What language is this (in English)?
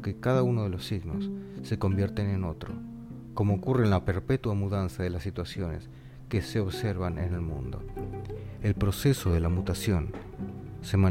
Spanish